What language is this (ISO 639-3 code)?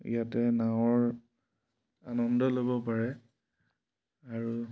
asm